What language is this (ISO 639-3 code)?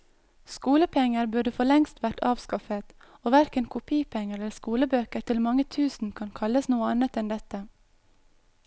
nor